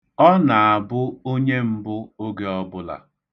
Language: Igbo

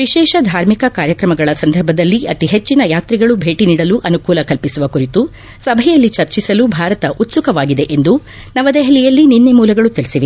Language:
Kannada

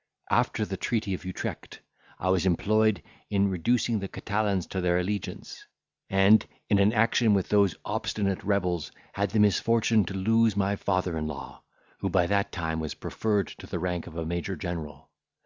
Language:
English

